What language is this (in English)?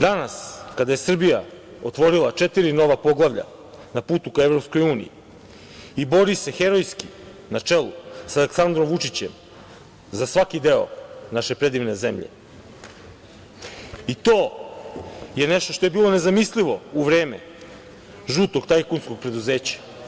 Serbian